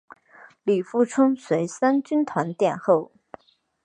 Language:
Chinese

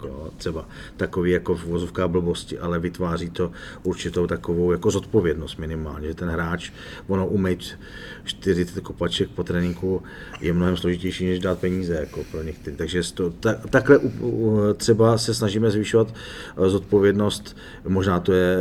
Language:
Czech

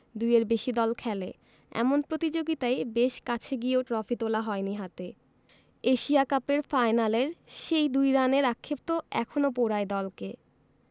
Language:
Bangla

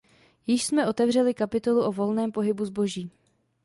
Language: Czech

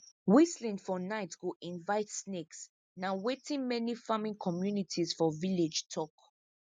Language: Nigerian Pidgin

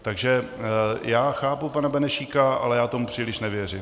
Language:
Czech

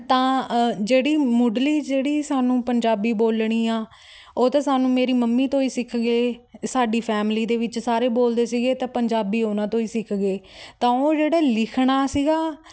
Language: Punjabi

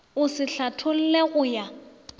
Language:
Northern Sotho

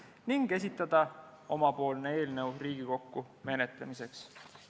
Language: Estonian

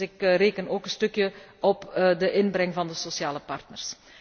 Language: Dutch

